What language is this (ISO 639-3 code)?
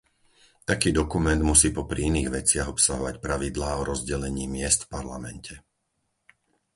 slk